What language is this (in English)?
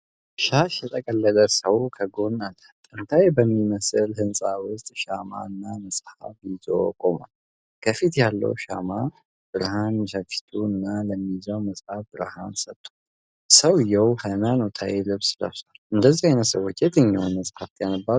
Amharic